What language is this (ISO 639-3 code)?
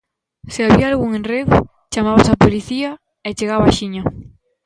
glg